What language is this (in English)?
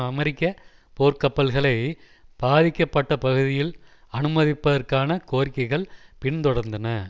Tamil